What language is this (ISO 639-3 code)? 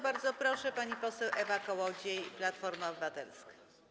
pol